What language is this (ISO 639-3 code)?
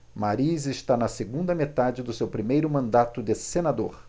por